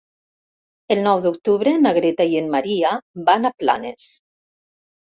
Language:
Catalan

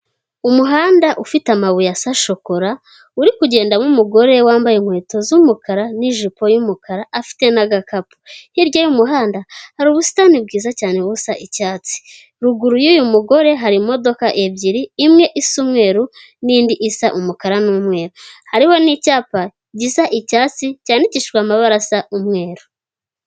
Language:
Kinyarwanda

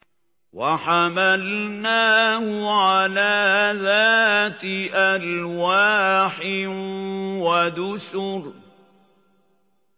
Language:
Arabic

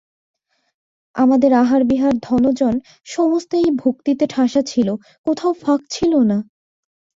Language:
Bangla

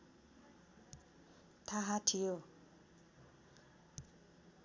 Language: Nepali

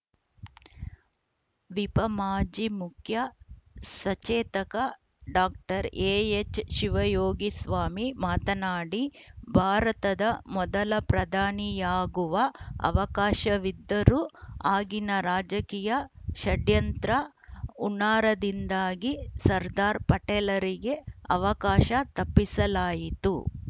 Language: Kannada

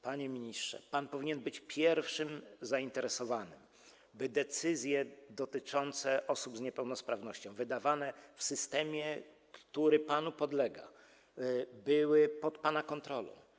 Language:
Polish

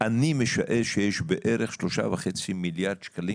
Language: Hebrew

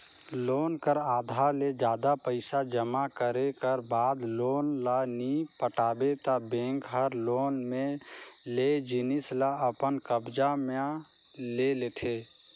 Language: Chhattisgarhi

